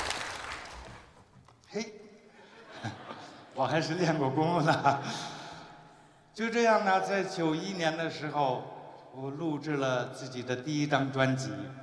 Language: Chinese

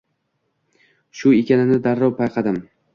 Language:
Uzbek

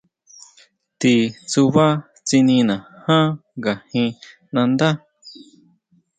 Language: Huautla Mazatec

